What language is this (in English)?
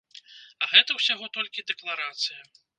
Belarusian